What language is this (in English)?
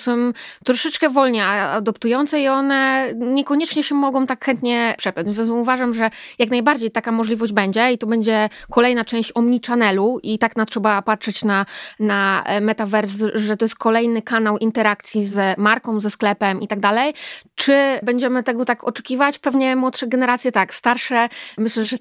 Polish